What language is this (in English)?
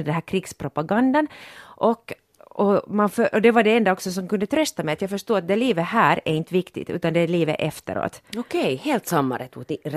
Swedish